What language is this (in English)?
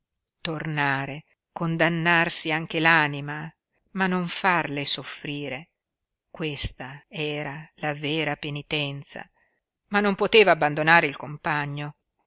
Italian